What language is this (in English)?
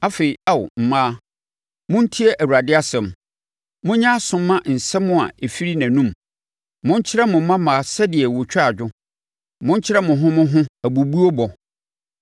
Akan